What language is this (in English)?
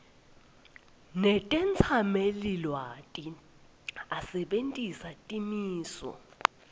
Swati